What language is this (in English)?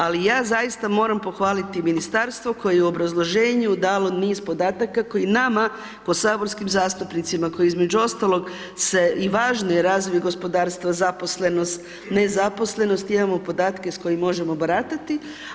Croatian